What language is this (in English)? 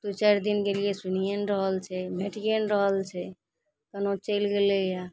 Maithili